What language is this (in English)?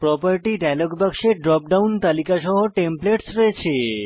Bangla